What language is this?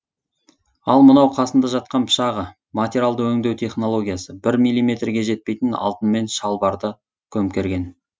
Kazakh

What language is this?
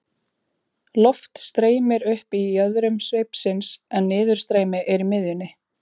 Icelandic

